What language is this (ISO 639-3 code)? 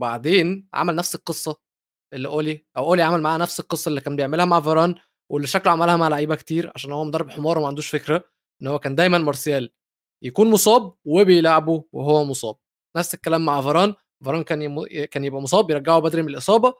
ara